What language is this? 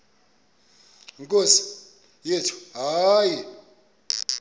Xhosa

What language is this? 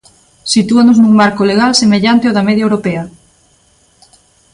Galician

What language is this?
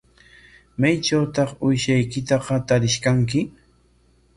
Corongo Ancash Quechua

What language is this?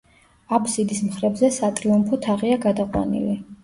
Georgian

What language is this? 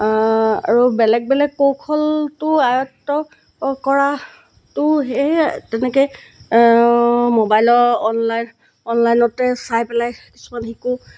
Assamese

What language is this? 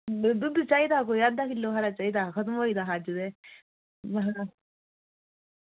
Dogri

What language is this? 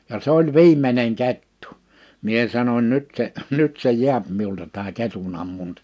Finnish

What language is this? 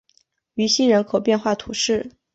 Chinese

